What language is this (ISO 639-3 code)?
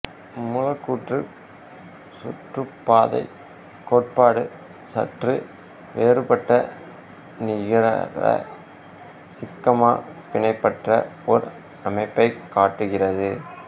tam